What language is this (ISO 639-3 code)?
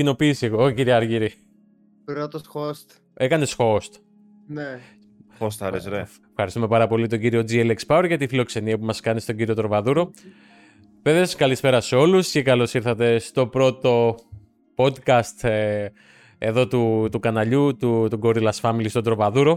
ell